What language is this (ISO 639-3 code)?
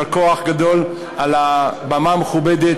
heb